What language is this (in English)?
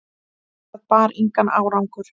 Icelandic